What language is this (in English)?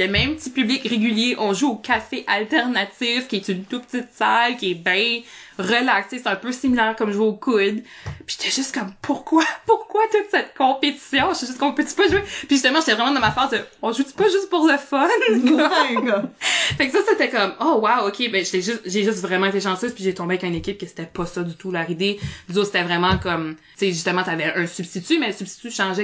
French